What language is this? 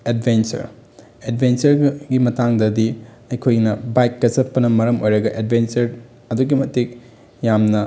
Manipuri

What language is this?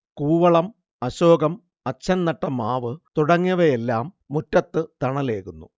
Malayalam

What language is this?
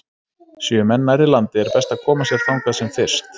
Icelandic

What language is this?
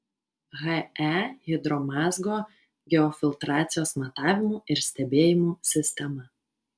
Lithuanian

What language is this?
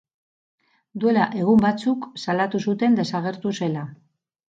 Basque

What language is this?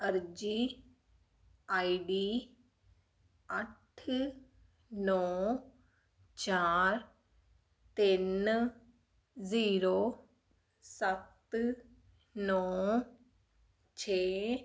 Punjabi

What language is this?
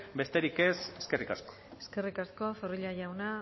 Basque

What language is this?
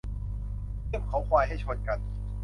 Thai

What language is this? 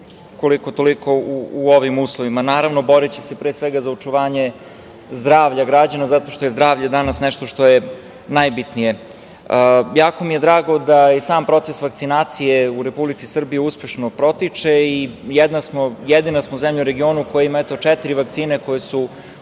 Serbian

